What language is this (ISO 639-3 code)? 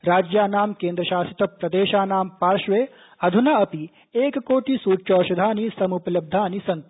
san